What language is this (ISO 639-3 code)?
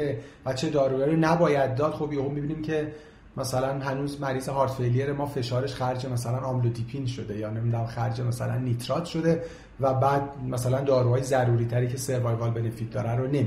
fas